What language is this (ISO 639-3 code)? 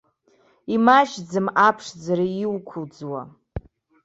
abk